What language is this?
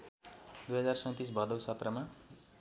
Nepali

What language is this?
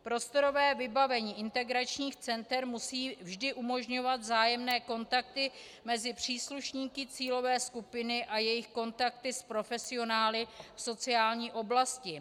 Czech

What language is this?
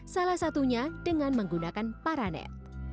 Indonesian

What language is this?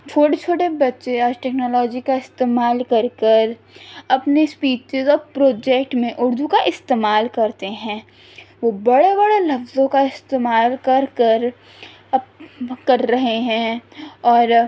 Urdu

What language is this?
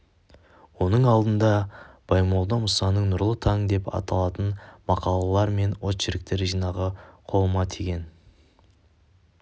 Kazakh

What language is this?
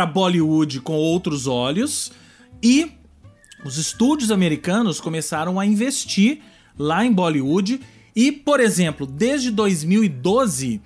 Portuguese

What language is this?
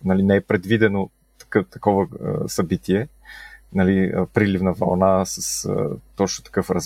Bulgarian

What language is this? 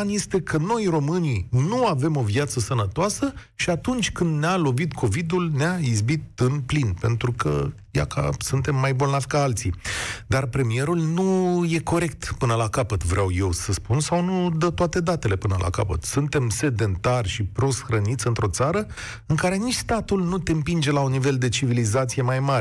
Romanian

